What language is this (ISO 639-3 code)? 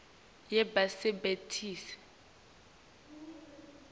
ssw